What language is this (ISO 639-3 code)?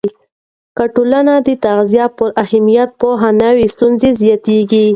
pus